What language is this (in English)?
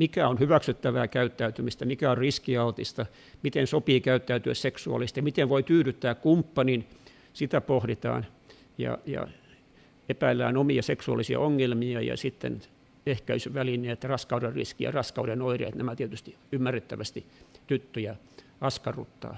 Finnish